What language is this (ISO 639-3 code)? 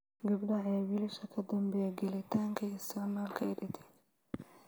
som